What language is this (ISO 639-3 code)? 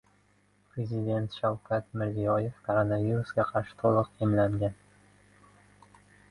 uzb